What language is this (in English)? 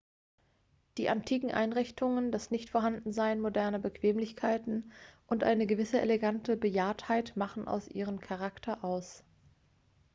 German